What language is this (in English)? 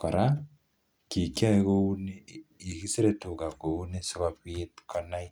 Kalenjin